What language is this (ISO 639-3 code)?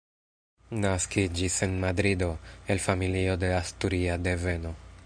epo